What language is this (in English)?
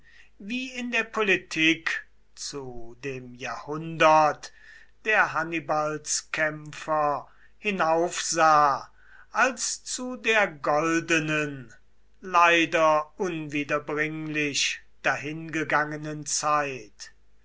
German